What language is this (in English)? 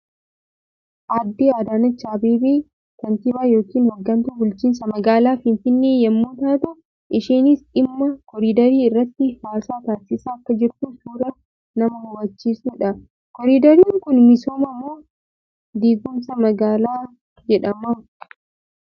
Oromo